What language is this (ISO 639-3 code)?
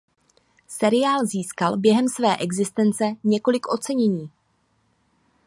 ces